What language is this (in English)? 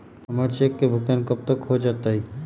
Magahi